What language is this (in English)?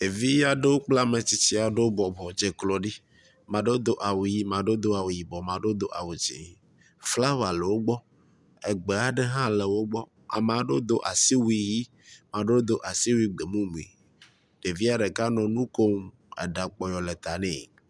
Ewe